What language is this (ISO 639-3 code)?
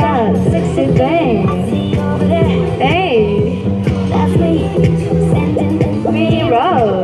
kor